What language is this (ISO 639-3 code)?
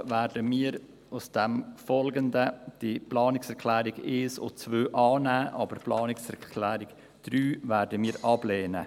gsw